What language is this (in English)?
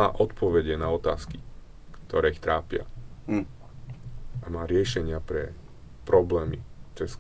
Slovak